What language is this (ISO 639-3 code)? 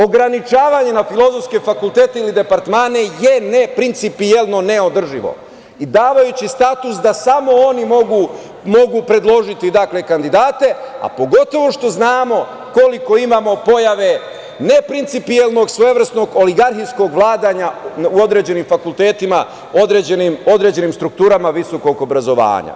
srp